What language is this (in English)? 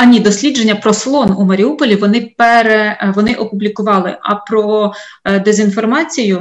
Ukrainian